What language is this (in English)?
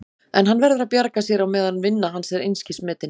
Icelandic